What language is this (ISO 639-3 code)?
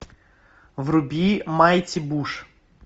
rus